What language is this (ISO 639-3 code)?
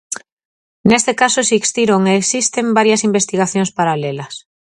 glg